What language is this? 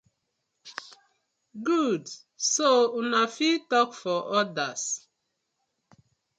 Nigerian Pidgin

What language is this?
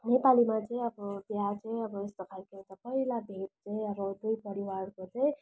Nepali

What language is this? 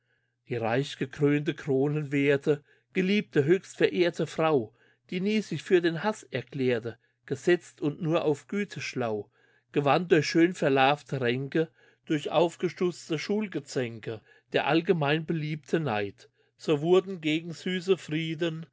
German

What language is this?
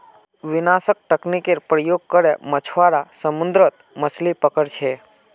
Magahi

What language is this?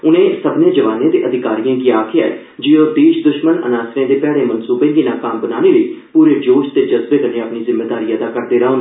Dogri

